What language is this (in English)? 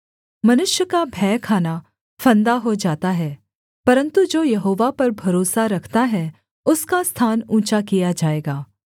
Hindi